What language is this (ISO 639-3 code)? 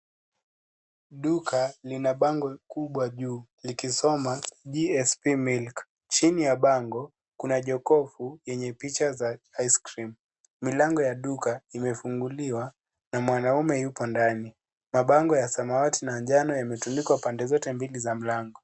swa